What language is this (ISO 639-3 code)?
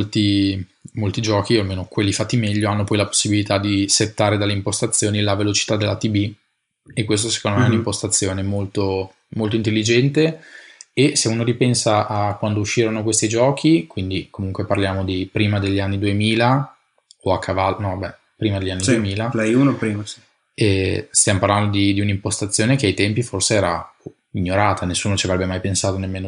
ita